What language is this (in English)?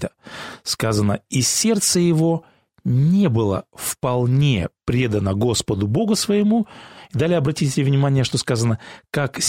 Russian